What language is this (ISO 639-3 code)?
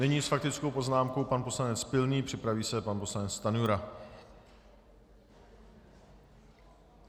ces